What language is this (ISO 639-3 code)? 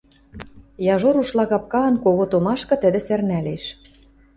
mrj